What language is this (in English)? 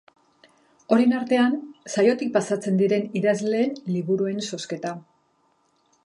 Basque